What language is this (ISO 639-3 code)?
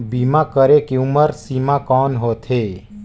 hne